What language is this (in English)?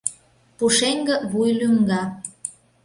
Mari